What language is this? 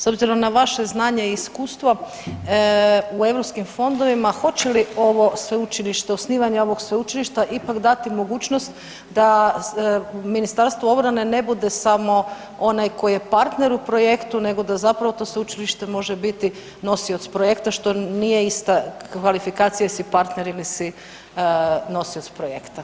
Croatian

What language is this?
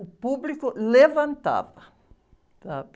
Portuguese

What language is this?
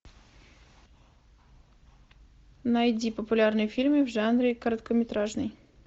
Russian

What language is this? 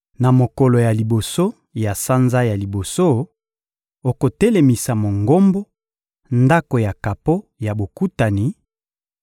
Lingala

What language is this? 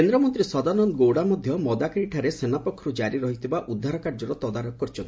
Odia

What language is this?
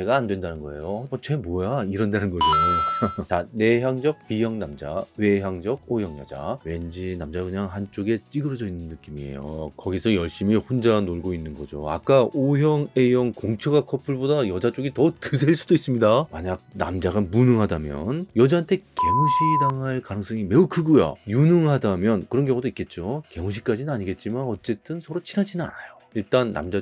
Korean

